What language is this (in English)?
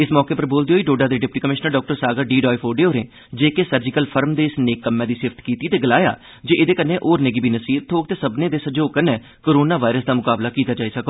Dogri